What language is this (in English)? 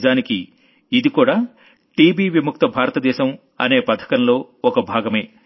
Telugu